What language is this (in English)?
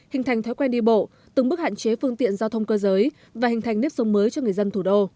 Vietnamese